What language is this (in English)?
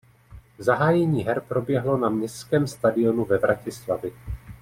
Czech